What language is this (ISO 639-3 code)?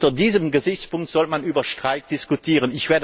deu